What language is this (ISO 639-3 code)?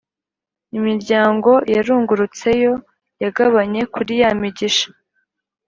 kin